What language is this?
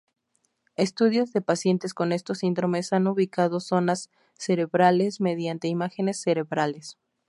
Spanish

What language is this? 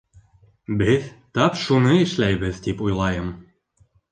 Bashkir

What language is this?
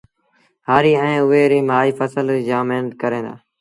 Sindhi Bhil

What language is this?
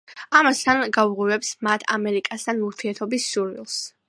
Georgian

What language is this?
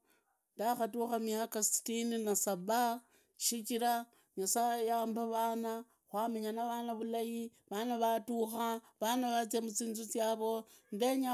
Idakho-Isukha-Tiriki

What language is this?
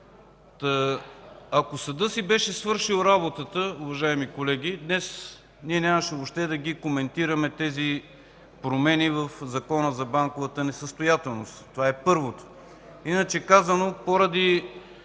Bulgarian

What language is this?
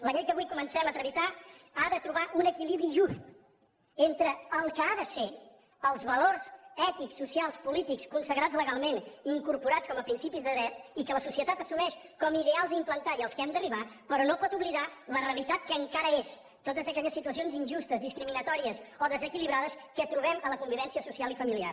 Catalan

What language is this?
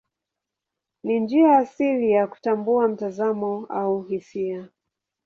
Swahili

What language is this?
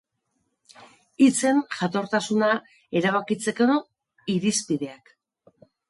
Basque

